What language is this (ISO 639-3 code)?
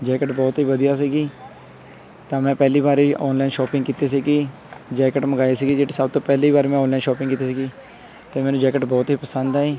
pan